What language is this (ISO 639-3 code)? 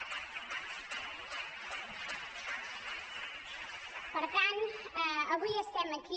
cat